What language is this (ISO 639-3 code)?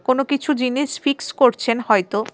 ben